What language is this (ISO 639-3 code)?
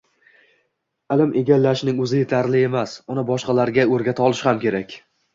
uzb